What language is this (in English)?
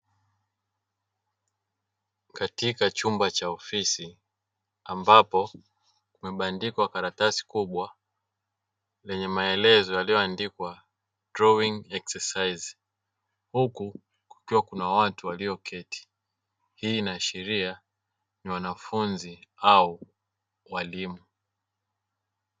Swahili